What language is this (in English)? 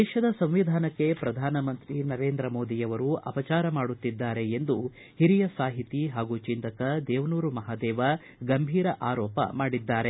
Kannada